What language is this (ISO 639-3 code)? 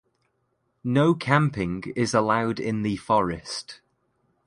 eng